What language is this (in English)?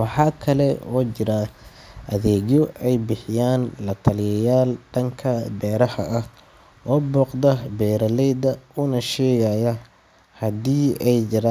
Somali